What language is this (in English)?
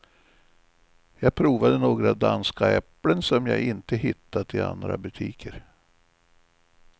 Swedish